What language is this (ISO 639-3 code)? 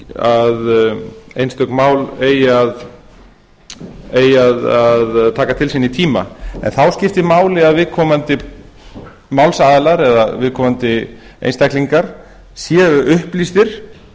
isl